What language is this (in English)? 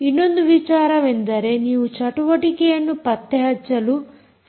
Kannada